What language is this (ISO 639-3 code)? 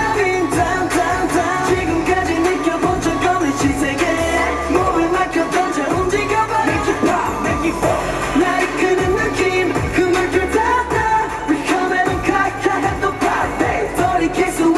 kor